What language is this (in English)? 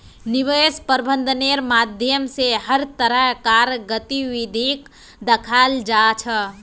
Magahi